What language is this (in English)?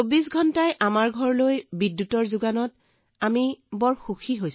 Assamese